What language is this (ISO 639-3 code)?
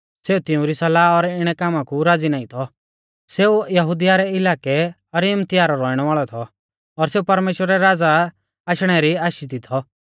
bfz